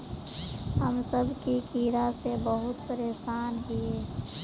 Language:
Magahi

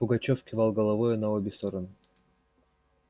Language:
Russian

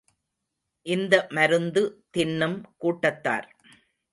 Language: Tamil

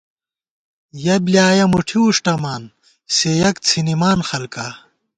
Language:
Gawar-Bati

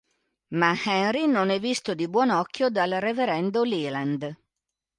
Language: Italian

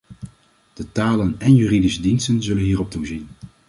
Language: Dutch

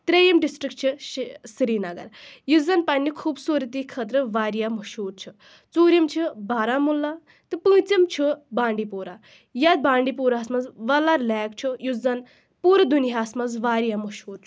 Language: Kashmiri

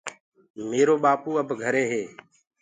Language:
Gurgula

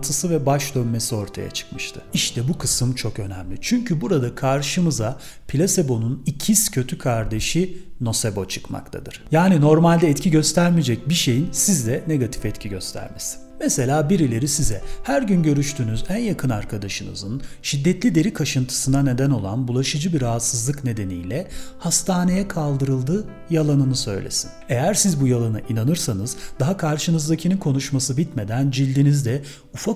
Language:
Turkish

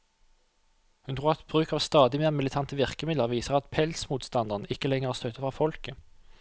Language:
Norwegian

